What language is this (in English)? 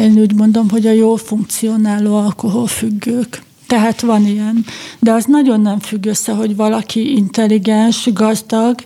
Hungarian